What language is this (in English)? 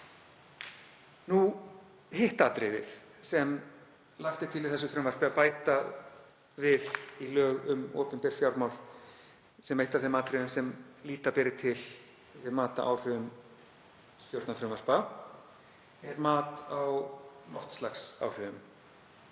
Icelandic